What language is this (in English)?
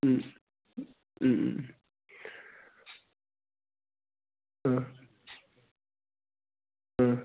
Bodo